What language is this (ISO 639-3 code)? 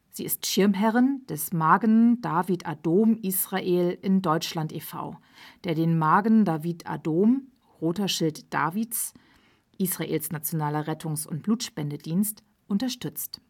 deu